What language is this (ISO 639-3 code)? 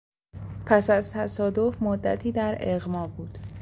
fas